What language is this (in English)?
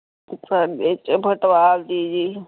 Punjabi